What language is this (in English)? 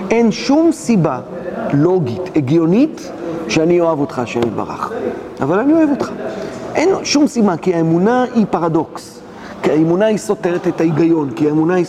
Hebrew